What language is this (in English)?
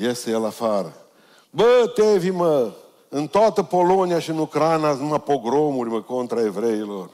Romanian